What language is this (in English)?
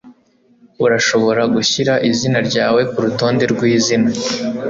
Kinyarwanda